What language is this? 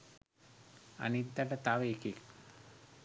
Sinhala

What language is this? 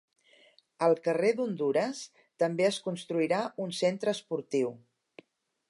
Catalan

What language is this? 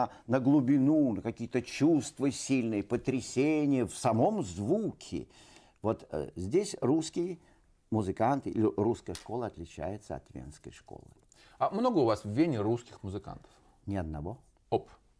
Russian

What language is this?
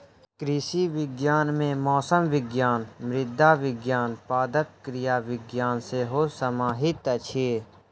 Maithili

